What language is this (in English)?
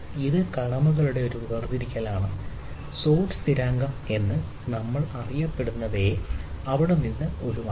Malayalam